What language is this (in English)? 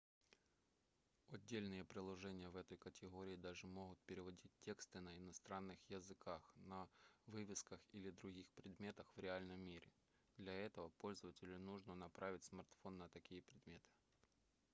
Russian